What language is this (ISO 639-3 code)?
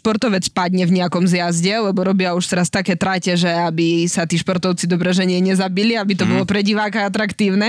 slk